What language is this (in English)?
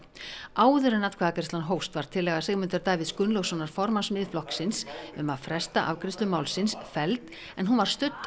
Icelandic